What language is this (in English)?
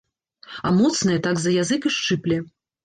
Belarusian